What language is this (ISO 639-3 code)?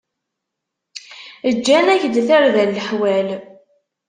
kab